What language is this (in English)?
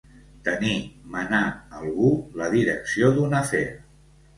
Catalan